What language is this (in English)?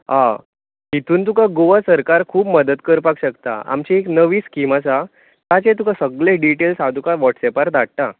Konkani